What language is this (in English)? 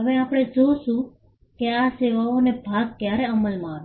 Gujarati